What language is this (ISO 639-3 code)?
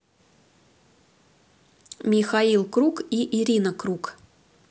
rus